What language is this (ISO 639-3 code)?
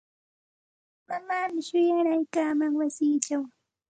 qxt